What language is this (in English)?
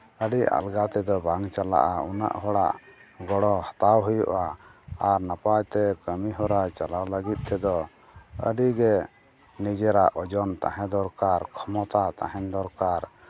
Santali